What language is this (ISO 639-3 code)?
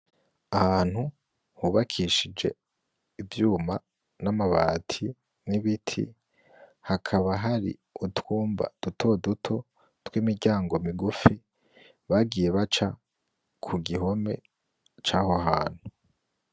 run